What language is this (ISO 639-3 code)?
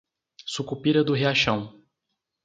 por